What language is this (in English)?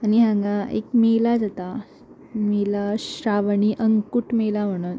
Konkani